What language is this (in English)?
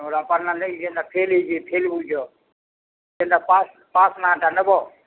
Odia